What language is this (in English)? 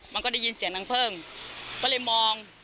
Thai